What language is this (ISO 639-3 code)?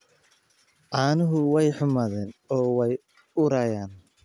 som